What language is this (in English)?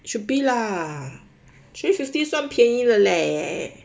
English